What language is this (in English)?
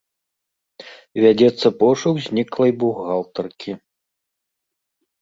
Belarusian